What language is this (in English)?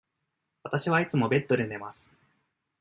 Japanese